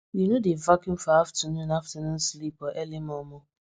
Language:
Nigerian Pidgin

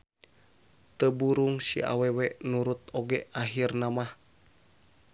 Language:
Sundanese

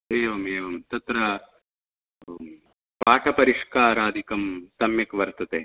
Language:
Sanskrit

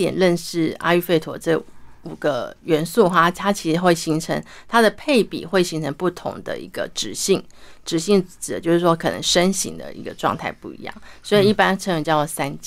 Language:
Chinese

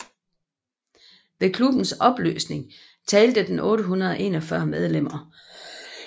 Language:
Danish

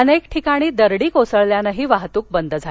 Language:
Marathi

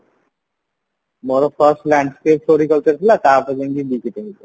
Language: Odia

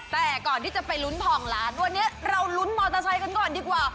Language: Thai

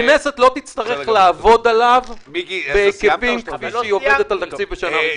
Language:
Hebrew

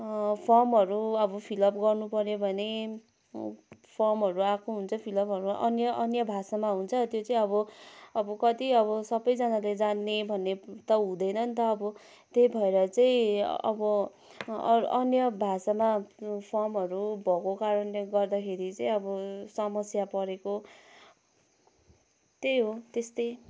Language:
Nepali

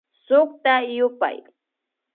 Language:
Imbabura Highland Quichua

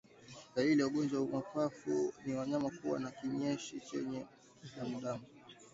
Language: Swahili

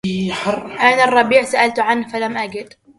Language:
Arabic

